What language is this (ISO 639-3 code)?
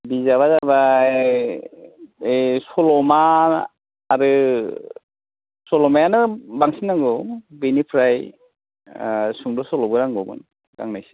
brx